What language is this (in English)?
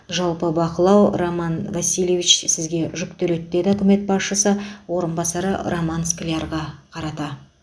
Kazakh